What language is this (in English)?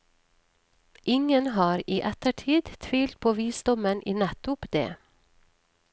Norwegian